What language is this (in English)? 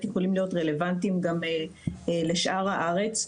Hebrew